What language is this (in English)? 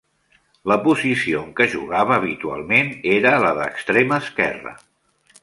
Catalan